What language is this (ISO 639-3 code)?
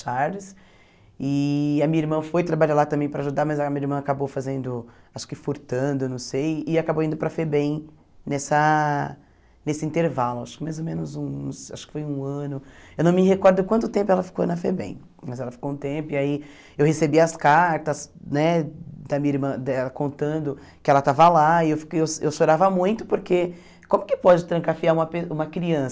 por